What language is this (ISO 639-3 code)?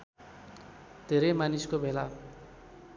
nep